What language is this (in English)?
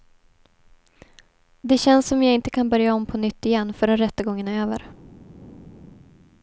Swedish